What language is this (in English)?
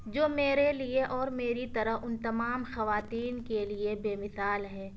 Urdu